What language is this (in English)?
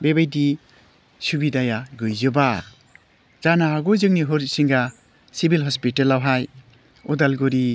Bodo